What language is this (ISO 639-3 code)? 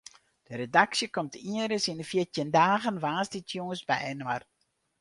fry